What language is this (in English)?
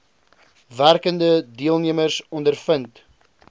Afrikaans